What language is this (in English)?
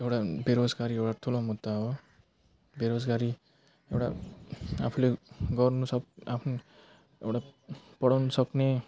Nepali